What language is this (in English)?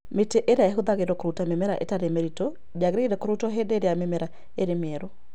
Kikuyu